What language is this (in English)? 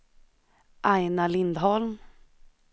Swedish